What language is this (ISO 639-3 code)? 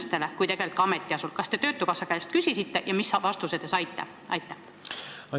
est